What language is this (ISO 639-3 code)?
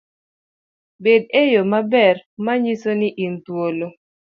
luo